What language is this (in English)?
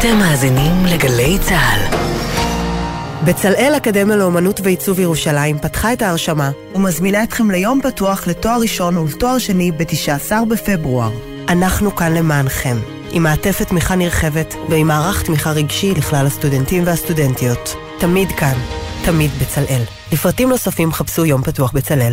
Hebrew